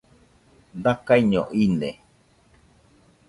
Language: Nüpode Huitoto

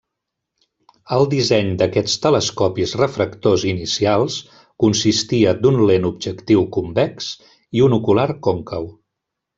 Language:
Catalan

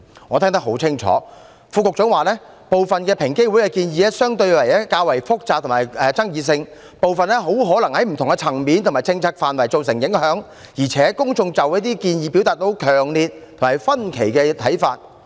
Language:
Cantonese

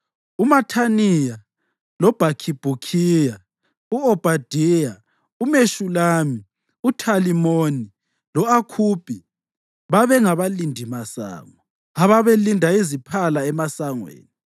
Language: North Ndebele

